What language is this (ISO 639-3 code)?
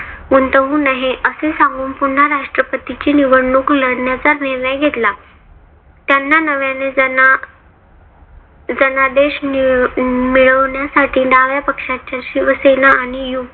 mar